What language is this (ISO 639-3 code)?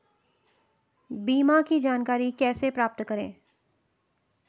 hin